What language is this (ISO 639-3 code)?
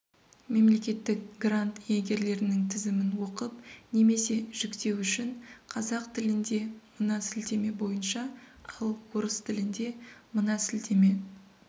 kaz